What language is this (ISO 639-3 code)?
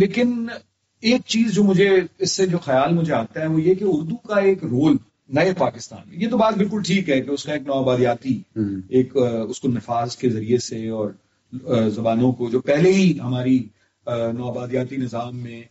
urd